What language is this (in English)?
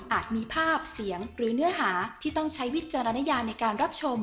Thai